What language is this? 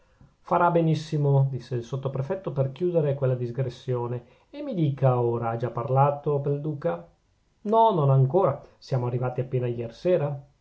Italian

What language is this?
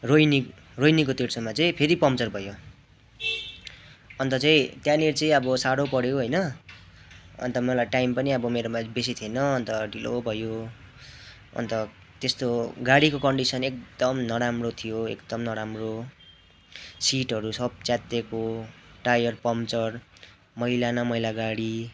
Nepali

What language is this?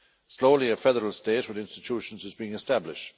English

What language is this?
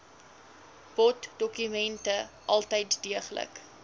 Afrikaans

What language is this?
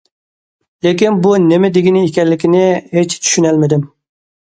Uyghur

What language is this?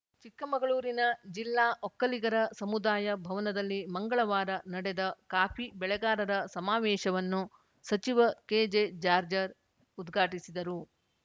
Kannada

